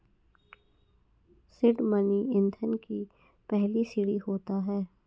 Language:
Hindi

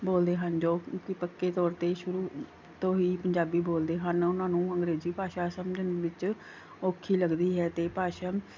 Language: Punjabi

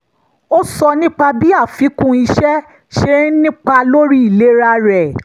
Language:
Yoruba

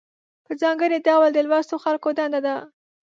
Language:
Pashto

